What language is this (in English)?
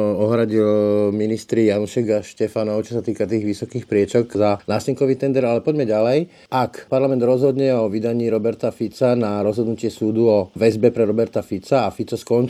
Slovak